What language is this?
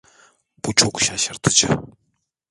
Turkish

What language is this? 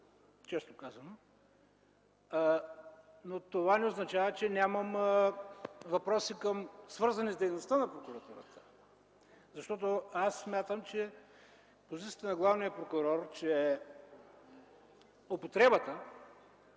Bulgarian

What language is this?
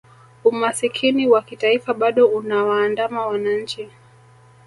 Swahili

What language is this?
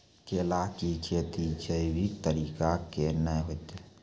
Maithili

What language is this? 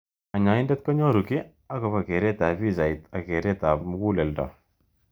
Kalenjin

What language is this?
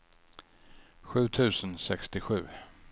Swedish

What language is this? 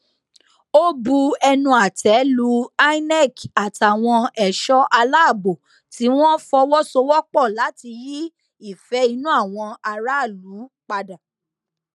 Yoruba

